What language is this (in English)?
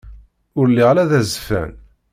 Kabyle